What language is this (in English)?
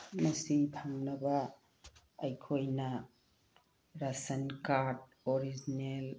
Manipuri